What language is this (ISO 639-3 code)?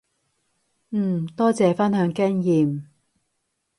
yue